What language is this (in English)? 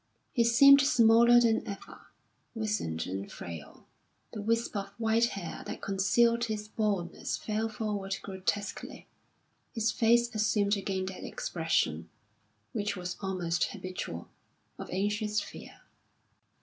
English